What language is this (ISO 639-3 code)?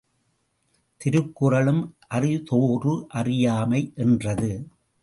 tam